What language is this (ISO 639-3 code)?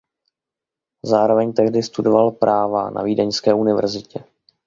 ces